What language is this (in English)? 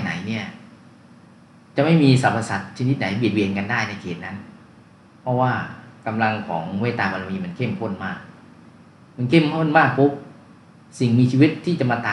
Thai